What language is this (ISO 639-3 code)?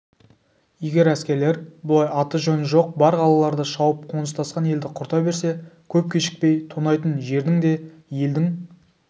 kaz